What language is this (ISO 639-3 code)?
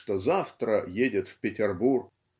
rus